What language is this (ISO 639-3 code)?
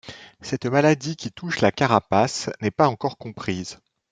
fra